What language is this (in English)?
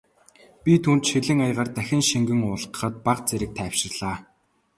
Mongolian